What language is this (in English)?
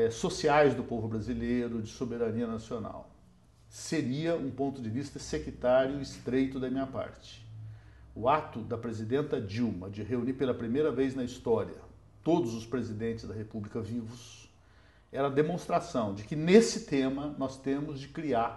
Portuguese